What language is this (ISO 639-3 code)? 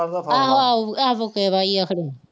pan